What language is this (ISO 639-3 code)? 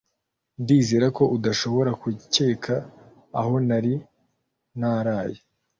kin